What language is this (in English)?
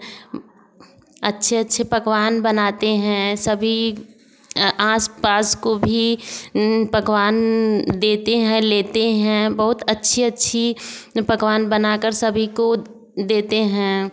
Hindi